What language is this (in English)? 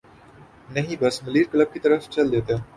Urdu